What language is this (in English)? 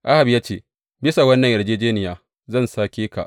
Hausa